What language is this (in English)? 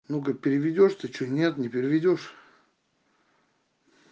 Russian